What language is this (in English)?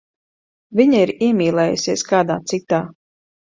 Latvian